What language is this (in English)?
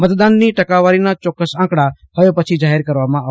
Gujarati